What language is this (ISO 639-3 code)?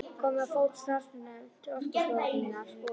isl